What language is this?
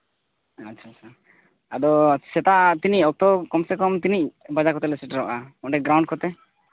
Santali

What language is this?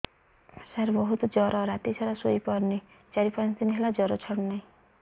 Odia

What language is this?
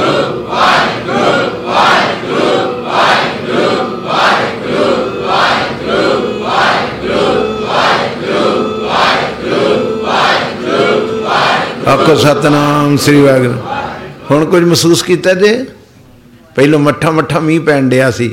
Punjabi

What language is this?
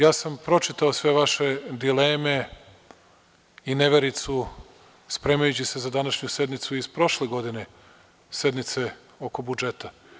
Serbian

